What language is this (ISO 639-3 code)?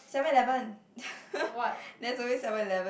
eng